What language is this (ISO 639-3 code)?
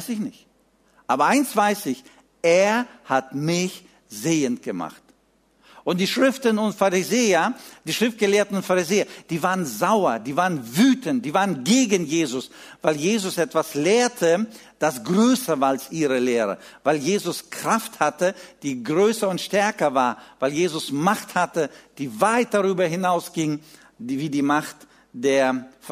deu